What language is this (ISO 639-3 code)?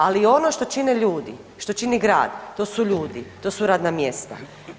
hrv